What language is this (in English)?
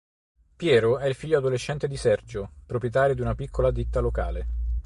Italian